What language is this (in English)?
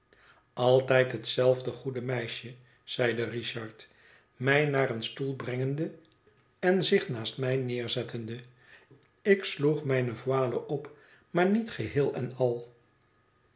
Dutch